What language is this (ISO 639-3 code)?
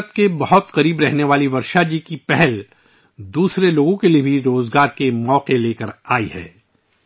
urd